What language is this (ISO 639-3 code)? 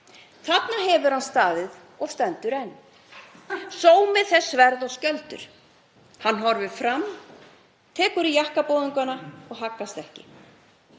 isl